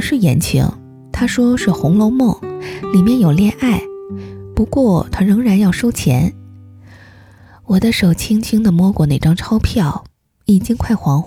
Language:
Chinese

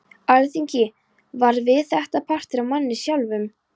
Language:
Icelandic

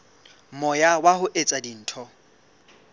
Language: Southern Sotho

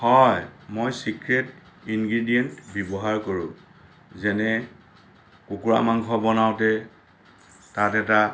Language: Assamese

